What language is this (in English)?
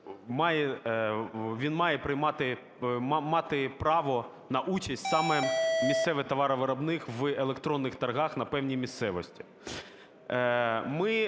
Ukrainian